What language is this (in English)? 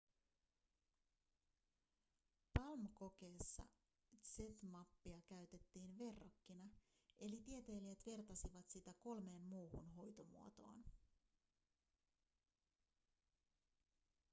Finnish